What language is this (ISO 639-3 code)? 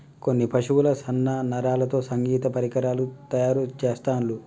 tel